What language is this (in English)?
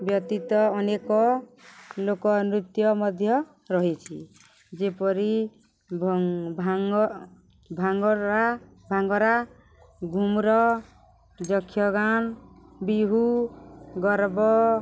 Odia